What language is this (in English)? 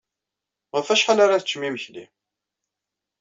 Kabyle